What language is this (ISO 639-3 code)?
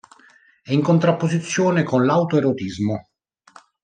ita